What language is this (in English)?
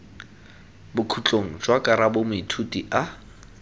Tswana